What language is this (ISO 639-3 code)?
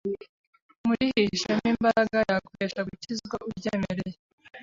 kin